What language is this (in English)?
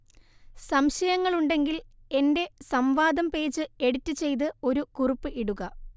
Malayalam